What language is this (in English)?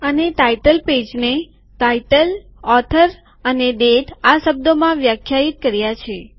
Gujarati